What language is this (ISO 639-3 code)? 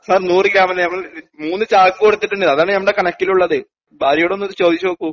mal